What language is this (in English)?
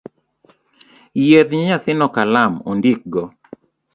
Luo (Kenya and Tanzania)